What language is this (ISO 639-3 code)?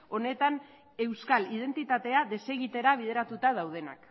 eus